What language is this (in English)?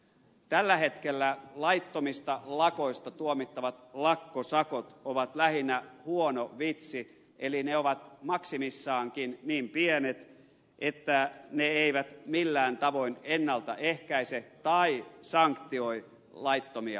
Finnish